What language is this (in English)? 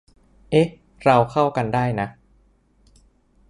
Thai